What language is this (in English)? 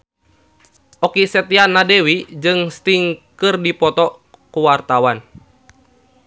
Sundanese